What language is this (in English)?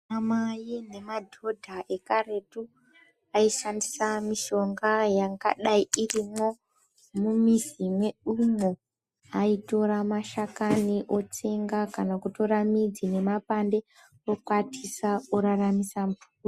Ndau